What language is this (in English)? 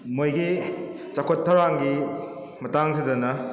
Manipuri